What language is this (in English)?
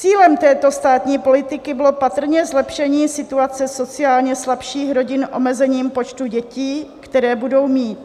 Czech